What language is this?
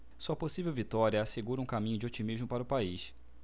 Portuguese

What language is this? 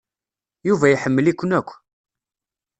Kabyle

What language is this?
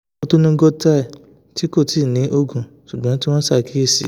Yoruba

